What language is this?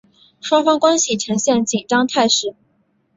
Chinese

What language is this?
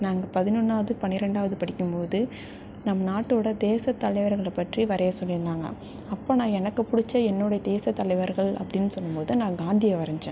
Tamil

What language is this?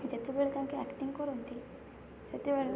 Odia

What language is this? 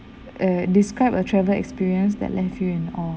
English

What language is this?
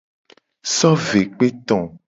Gen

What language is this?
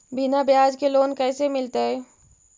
Magahi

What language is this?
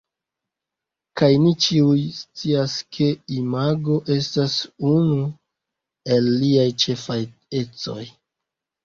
Esperanto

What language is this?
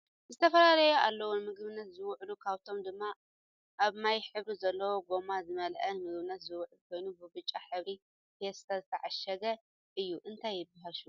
Tigrinya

